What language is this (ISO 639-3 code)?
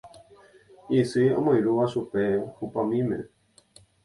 grn